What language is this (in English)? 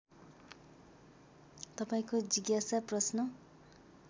Nepali